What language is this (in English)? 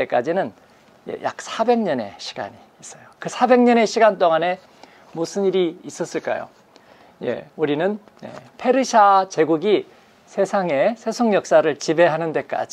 Korean